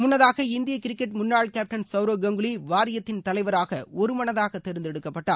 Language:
Tamil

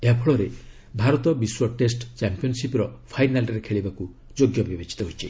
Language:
Odia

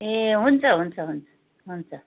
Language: Nepali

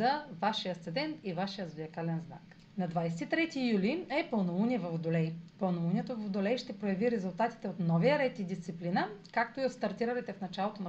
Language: Bulgarian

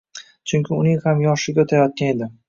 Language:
Uzbek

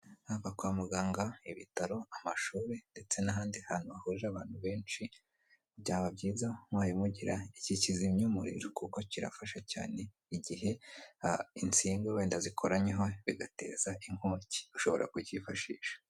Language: Kinyarwanda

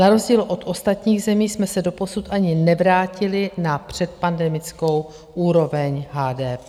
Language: Czech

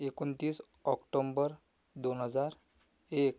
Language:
Marathi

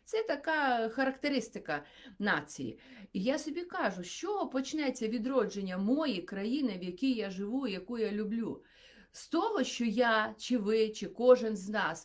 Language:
Ukrainian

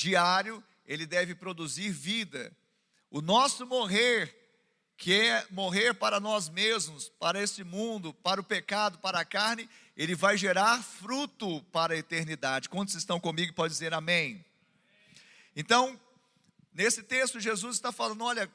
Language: Portuguese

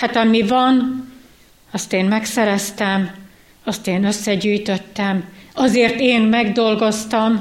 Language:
Hungarian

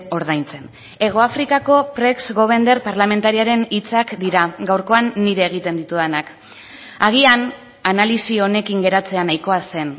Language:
Basque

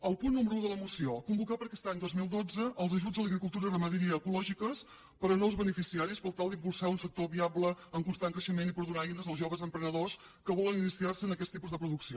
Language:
Catalan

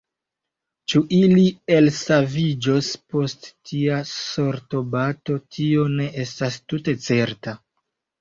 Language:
Esperanto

